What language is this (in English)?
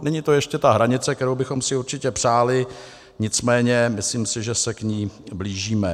Czech